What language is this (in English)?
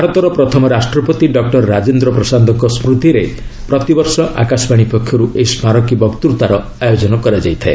Odia